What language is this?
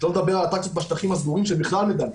Hebrew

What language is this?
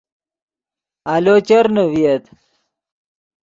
Yidgha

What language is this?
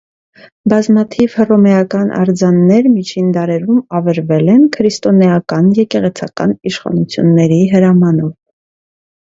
Armenian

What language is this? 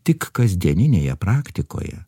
Lithuanian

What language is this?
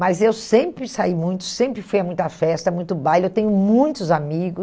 Portuguese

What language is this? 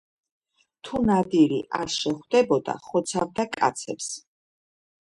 Georgian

